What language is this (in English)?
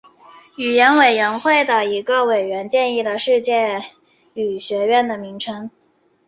Chinese